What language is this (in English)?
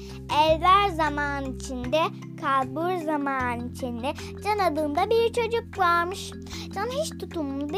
Turkish